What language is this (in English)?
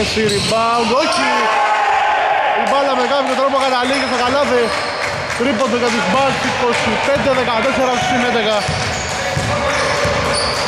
Greek